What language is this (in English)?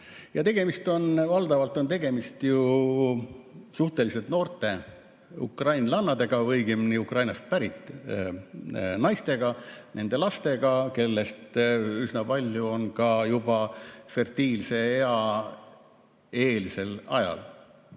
Estonian